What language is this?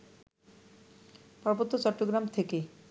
Bangla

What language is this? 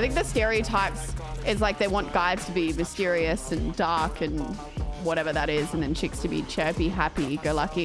English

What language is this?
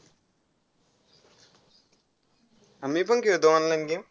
Marathi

